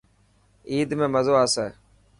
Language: Dhatki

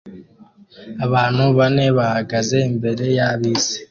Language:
Kinyarwanda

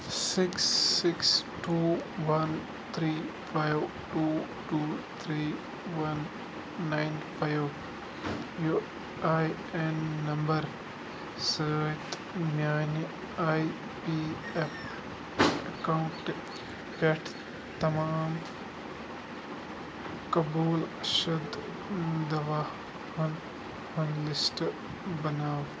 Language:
Kashmiri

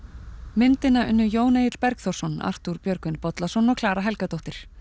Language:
Icelandic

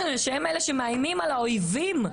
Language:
Hebrew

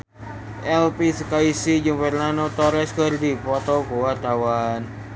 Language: Sundanese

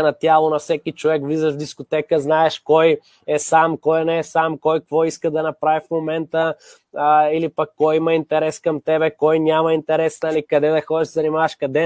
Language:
Bulgarian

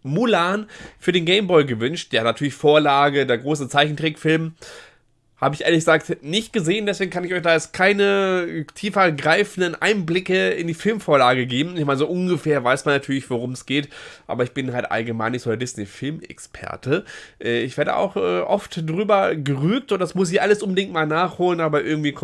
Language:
German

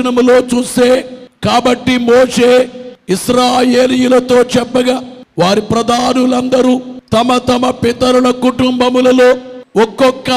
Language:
Telugu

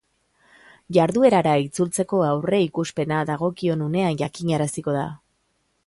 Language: Basque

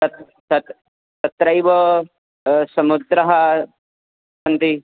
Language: Sanskrit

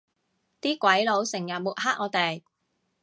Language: Cantonese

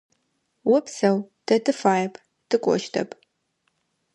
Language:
Adyghe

